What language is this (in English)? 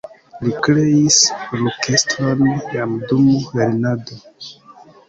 Esperanto